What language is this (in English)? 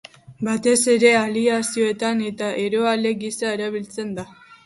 Basque